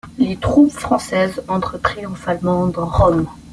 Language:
French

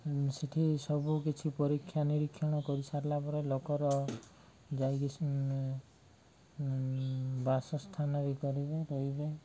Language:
Odia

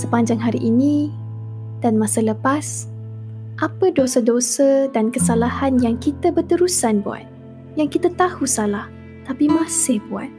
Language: Malay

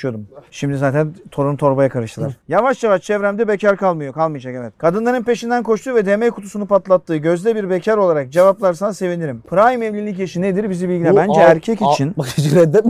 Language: Turkish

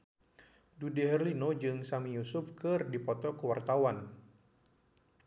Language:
Sundanese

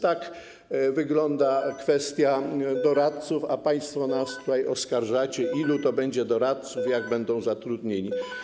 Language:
Polish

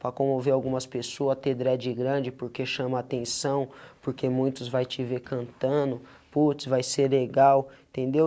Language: Portuguese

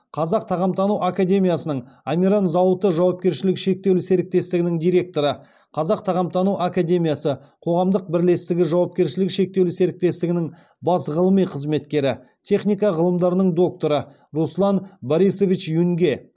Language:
Kazakh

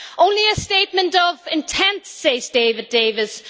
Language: English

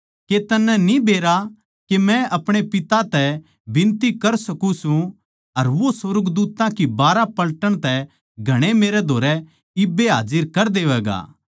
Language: Haryanvi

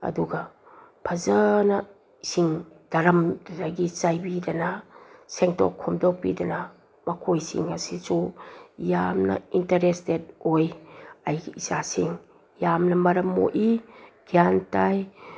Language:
Manipuri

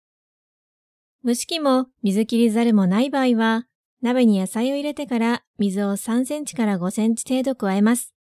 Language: Japanese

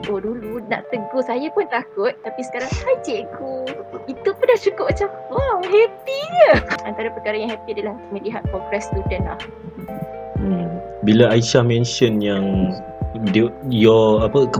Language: Malay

